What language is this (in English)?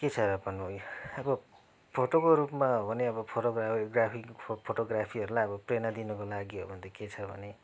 Nepali